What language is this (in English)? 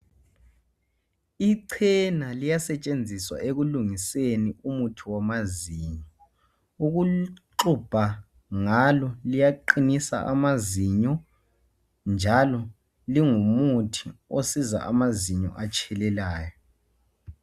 North Ndebele